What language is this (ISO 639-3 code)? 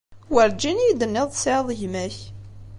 kab